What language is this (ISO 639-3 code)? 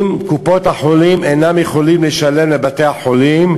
heb